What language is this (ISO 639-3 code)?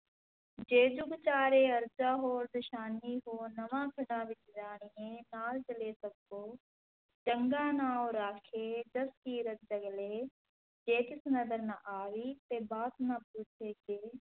pan